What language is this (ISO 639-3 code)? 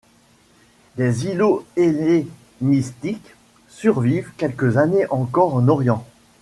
fra